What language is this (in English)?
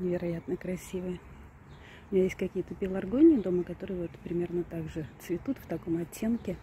Russian